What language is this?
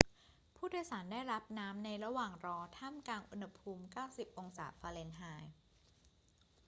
Thai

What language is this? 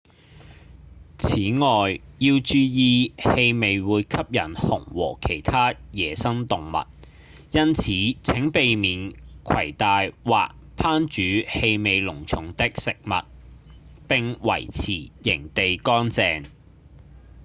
Cantonese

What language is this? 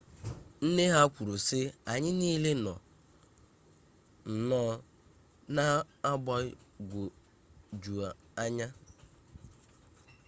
Igbo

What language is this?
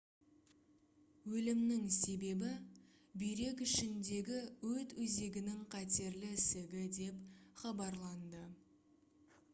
Kazakh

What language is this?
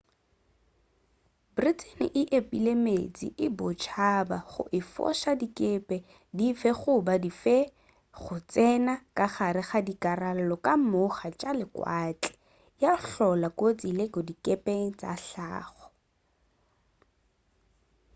Northern Sotho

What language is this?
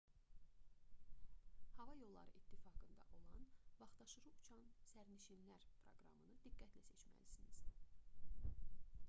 Azerbaijani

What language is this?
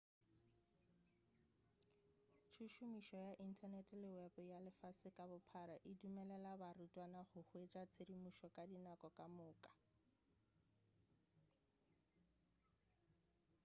Northern Sotho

